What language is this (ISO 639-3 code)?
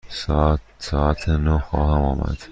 fas